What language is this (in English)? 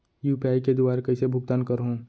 Chhattisgarhi